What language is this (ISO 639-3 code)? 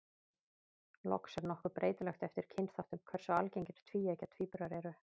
isl